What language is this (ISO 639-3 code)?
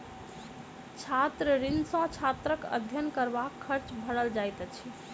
mai